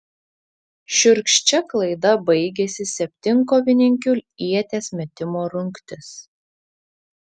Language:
Lithuanian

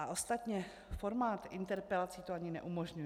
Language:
Czech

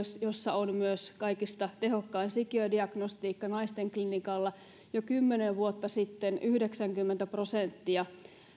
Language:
Finnish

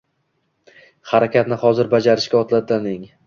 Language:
Uzbek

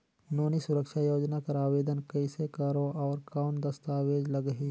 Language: Chhattisgarhi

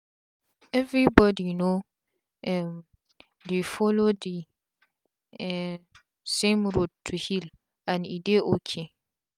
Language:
Nigerian Pidgin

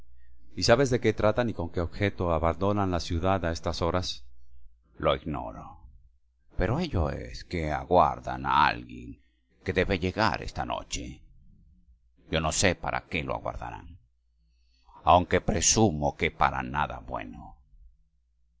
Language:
Spanish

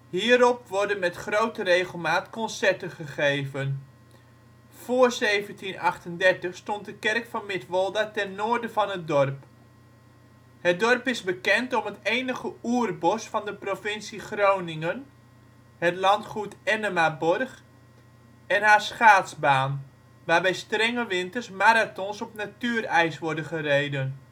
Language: Dutch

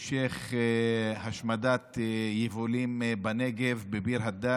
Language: Hebrew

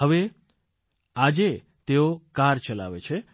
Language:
Gujarati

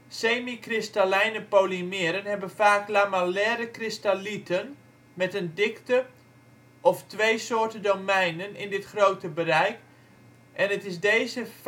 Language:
Dutch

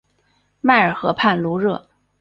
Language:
Chinese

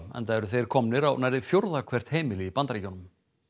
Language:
Icelandic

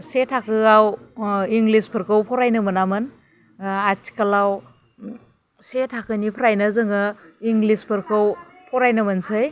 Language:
Bodo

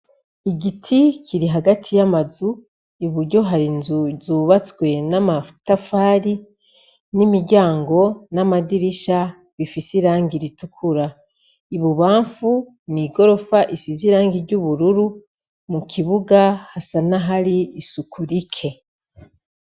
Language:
Rundi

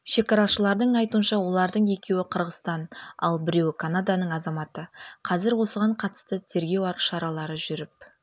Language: Kazakh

